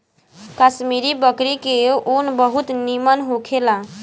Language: Bhojpuri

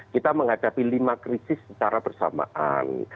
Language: Indonesian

